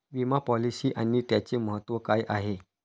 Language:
Marathi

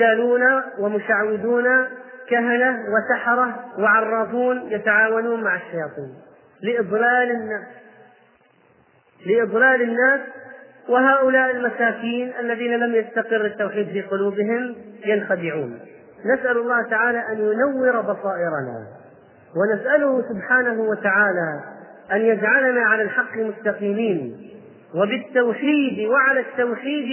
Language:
Arabic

